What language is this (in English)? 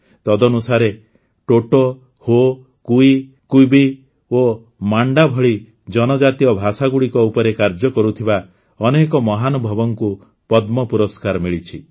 Odia